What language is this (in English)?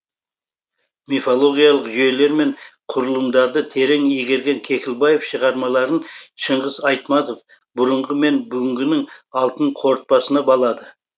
Kazakh